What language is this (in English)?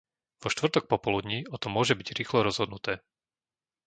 Slovak